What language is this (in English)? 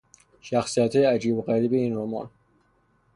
Persian